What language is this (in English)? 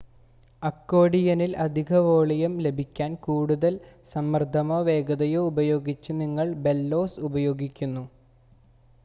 Malayalam